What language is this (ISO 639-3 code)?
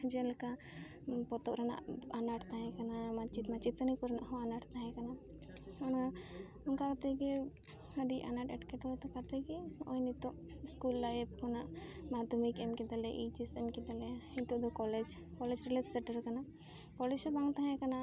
sat